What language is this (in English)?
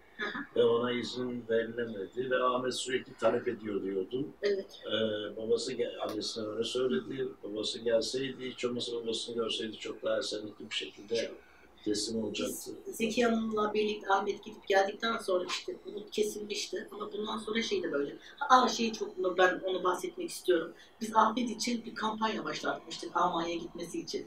Turkish